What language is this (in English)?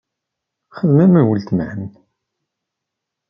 Kabyle